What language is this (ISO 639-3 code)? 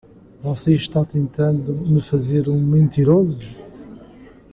por